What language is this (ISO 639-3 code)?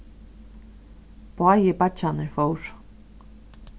fao